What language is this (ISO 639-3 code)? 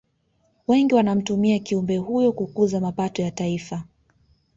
swa